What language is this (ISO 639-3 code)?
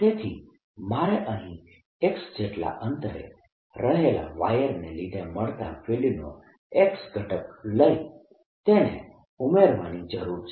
guj